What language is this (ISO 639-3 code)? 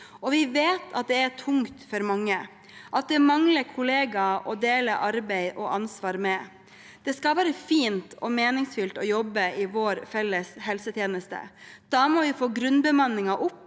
nor